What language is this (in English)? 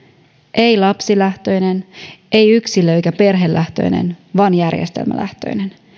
Finnish